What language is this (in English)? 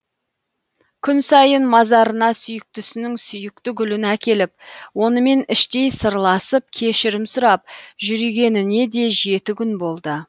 Kazakh